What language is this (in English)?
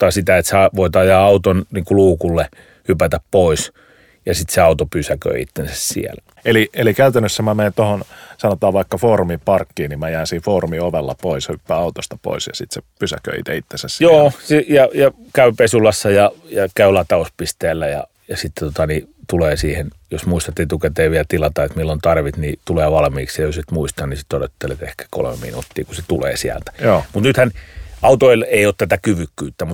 Finnish